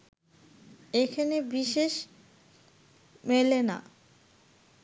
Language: Bangla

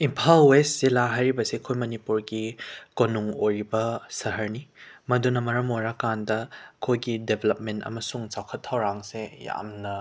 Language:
Manipuri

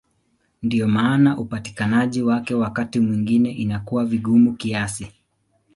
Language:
Swahili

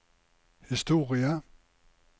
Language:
Norwegian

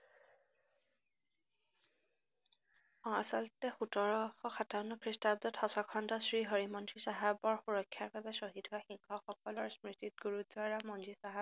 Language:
Assamese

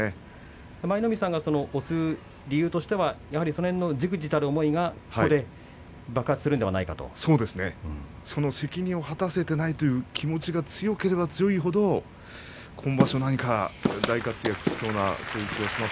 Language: Japanese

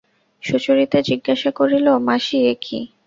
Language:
Bangla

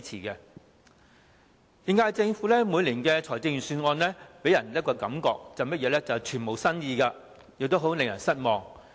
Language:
Cantonese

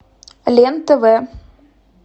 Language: Russian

